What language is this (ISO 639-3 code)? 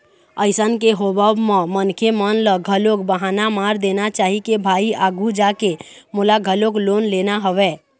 hne